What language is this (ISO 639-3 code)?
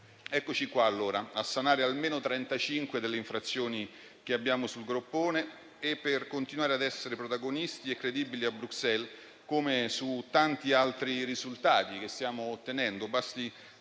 ita